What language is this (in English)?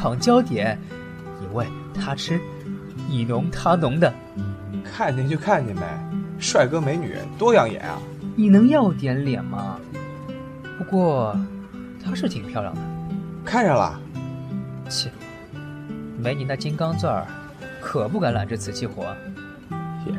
Chinese